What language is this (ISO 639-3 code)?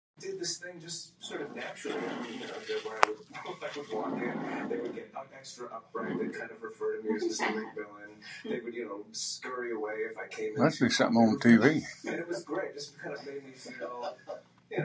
eng